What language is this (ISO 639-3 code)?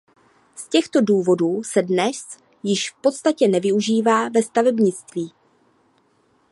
ces